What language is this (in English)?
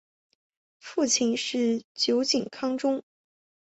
Chinese